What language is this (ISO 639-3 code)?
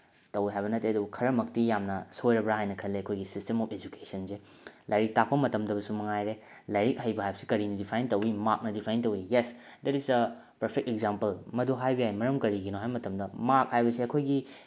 mni